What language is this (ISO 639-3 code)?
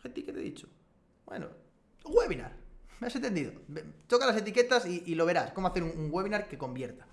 spa